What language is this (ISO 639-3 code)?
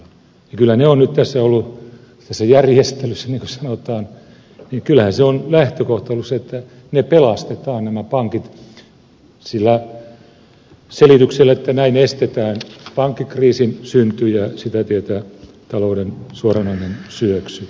fin